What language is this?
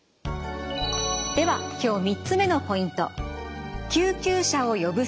Japanese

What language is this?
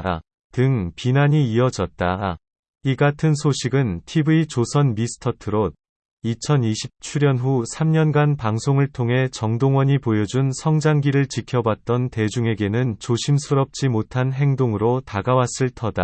Korean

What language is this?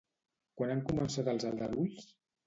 Catalan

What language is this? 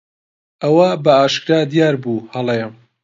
Central Kurdish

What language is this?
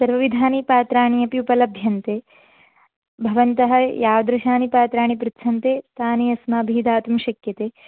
Sanskrit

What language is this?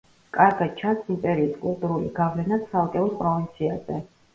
Georgian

